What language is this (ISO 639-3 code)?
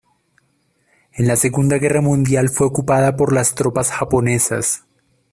spa